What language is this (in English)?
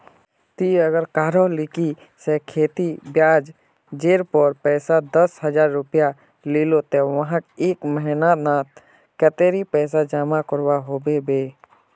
Magahi